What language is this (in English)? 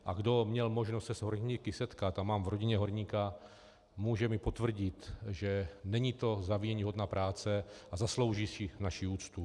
Czech